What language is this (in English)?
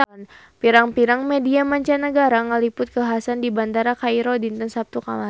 Sundanese